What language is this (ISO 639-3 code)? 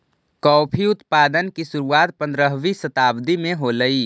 mag